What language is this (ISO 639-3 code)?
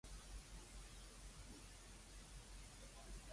yue